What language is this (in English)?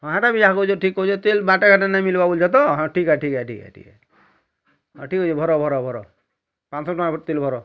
Odia